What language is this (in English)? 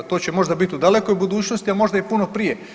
Croatian